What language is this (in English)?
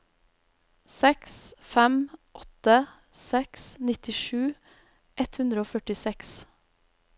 Norwegian